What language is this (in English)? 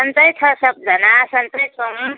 Nepali